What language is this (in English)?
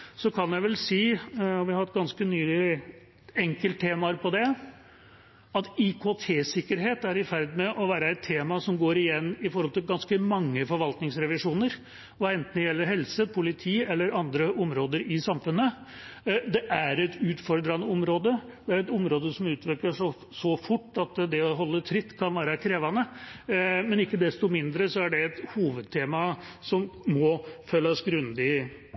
Norwegian Bokmål